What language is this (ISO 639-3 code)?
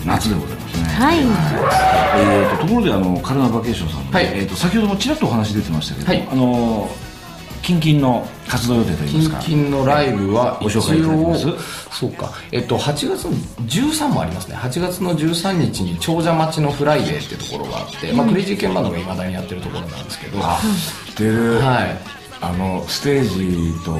jpn